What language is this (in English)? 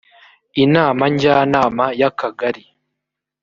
Kinyarwanda